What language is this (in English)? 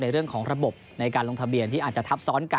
Thai